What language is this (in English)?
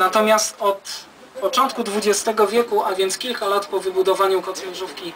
Polish